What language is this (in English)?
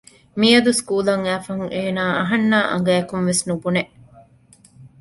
Divehi